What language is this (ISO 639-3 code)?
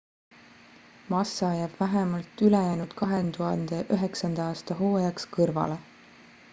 est